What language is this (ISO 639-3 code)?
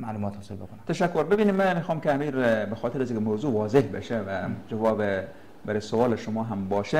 fas